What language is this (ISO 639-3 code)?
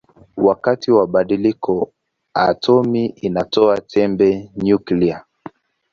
swa